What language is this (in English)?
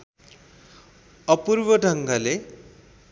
Nepali